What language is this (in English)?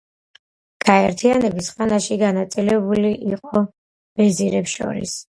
Georgian